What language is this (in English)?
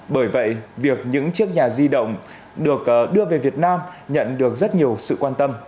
Vietnamese